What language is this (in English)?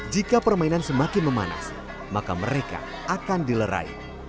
Indonesian